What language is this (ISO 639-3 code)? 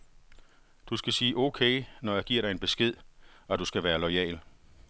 dan